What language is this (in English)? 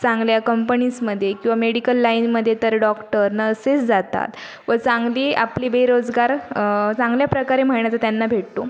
Marathi